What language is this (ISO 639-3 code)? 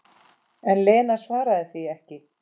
isl